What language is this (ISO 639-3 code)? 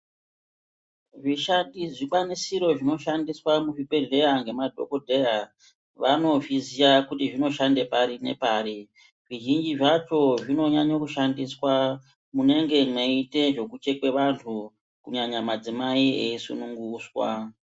ndc